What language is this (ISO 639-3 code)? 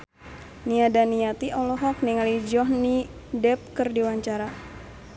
sun